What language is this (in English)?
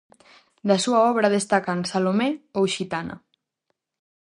Galician